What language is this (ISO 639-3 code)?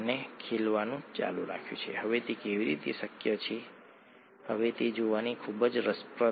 guj